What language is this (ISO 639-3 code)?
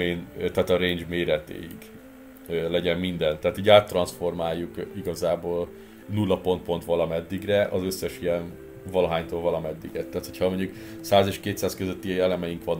hun